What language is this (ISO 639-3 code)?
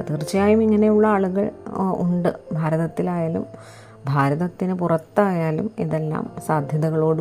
mal